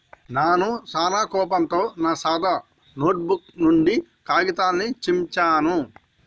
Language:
Telugu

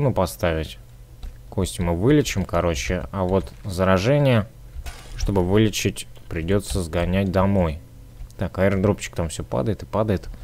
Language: Russian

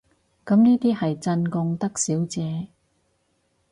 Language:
Cantonese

